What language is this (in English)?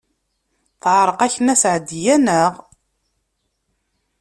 Kabyle